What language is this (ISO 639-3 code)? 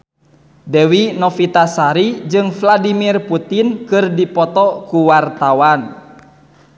sun